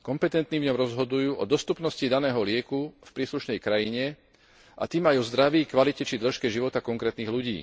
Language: Slovak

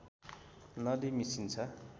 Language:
Nepali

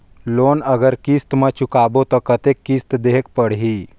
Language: Chhattisgarhi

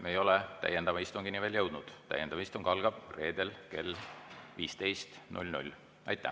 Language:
Estonian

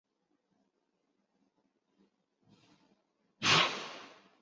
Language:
Chinese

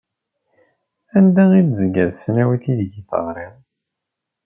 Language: Kabyle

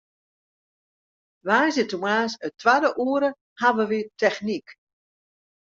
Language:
Western Frisian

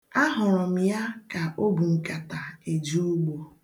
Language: Igbo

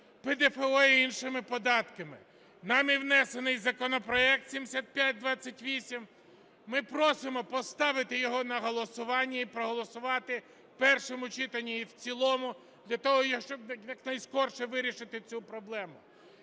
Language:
Ukrainian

